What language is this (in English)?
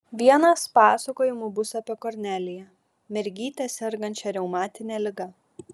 Lithuanian